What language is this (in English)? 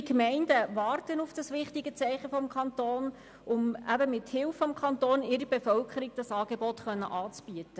Swiss German